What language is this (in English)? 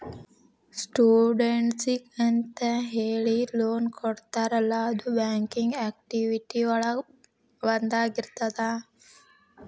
Kannada